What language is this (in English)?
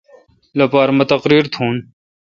Kalkoti